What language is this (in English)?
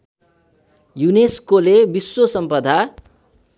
Nepali